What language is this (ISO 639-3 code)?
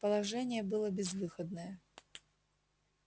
rus